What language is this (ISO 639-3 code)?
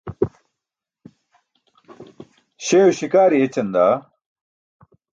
bsk